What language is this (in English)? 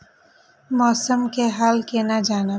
Maithili